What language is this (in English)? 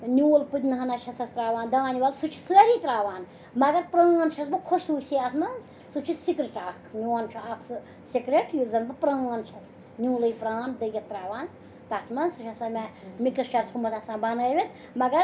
Kashmiri